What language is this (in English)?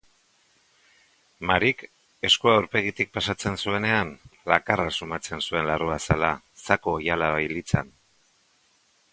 Basque